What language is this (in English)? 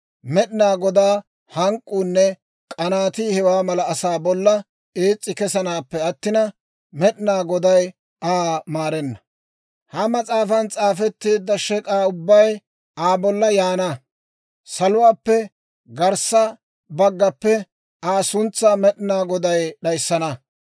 Dawro